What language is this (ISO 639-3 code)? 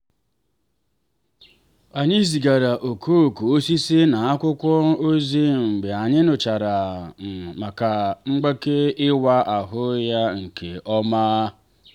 ibo